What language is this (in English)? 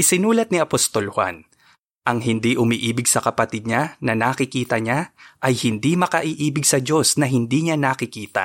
Filipino